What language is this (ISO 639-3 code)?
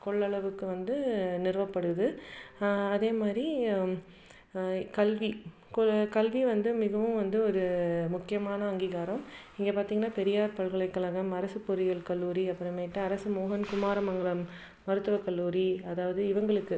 tam